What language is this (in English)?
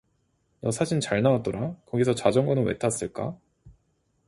Korean